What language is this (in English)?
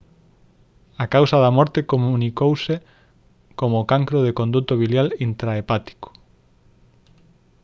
Galician